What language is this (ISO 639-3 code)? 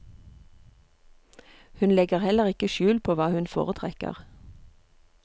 nor